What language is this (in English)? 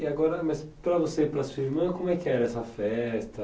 Portuguese